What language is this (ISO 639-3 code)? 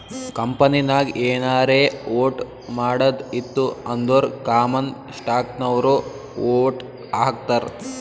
kan